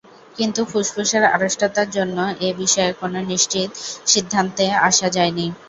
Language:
Bangla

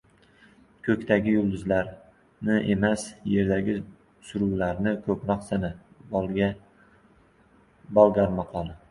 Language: Uzbek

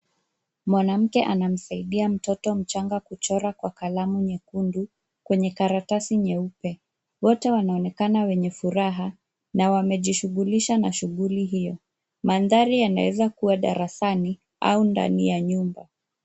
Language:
Swahili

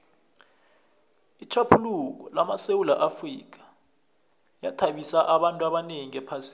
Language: South Ndebele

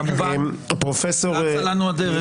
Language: Hebrew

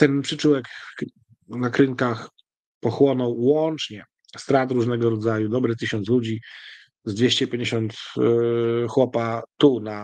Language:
Polish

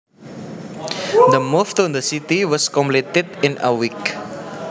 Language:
Javanese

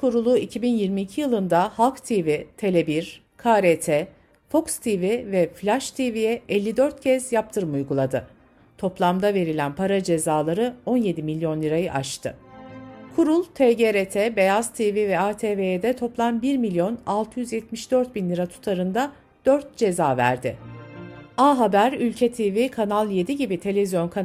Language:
Turkish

